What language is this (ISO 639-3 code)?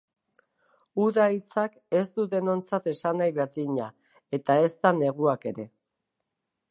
eus